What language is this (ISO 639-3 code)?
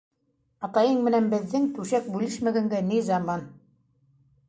bak